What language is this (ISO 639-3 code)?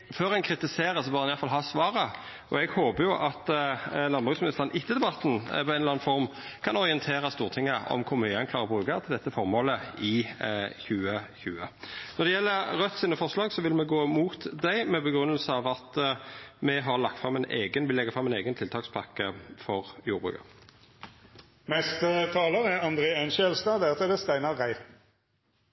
nno